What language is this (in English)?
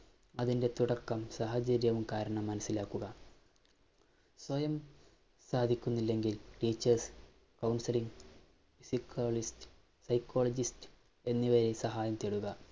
Malayalam